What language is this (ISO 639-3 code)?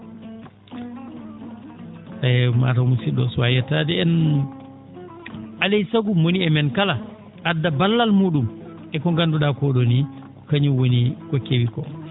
ful